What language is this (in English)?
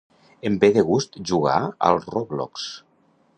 Catalan